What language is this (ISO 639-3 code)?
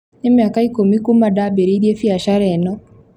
kik